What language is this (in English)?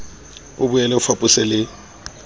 Southern Sotho